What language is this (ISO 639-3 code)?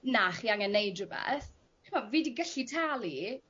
cym